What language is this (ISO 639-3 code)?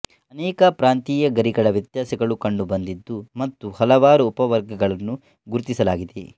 kan